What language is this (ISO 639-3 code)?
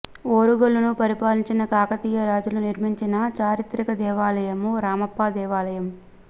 tel